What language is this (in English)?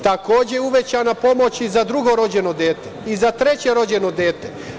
Serbian